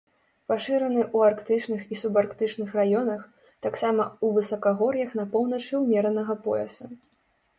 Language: Belarusian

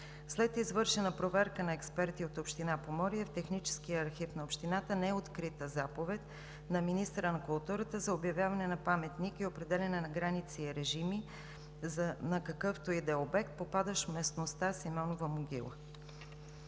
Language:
Bulgarian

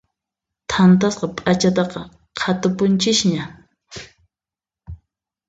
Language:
Puno Quechua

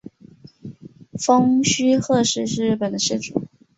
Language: Chinese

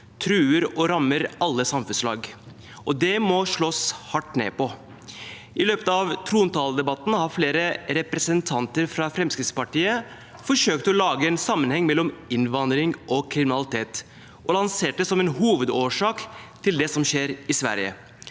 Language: Norwegian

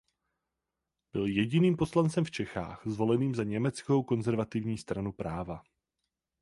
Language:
Czech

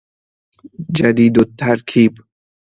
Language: Persian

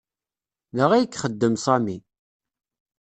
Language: Kabyle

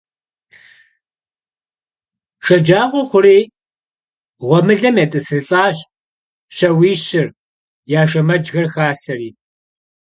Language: Kabardian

